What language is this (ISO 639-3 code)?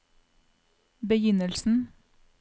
nor